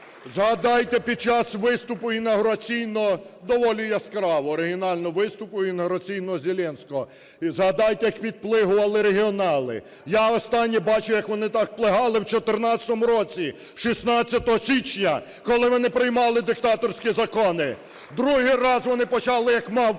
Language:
Ukrainian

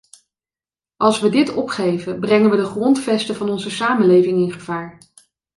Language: Dutch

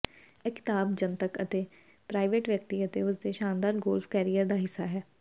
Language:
Punjabi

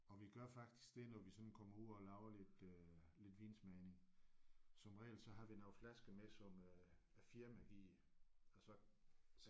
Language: Danish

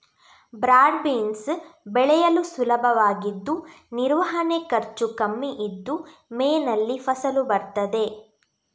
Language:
Kannada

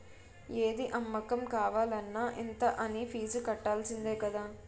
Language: Telugu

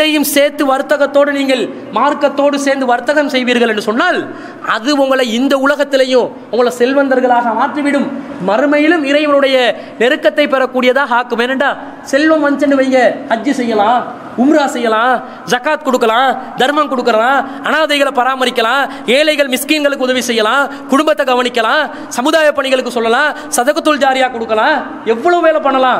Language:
Tamil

